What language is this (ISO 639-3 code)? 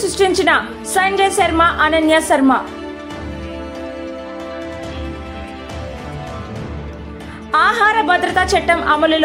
hin